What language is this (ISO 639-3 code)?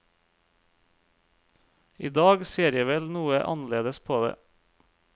nor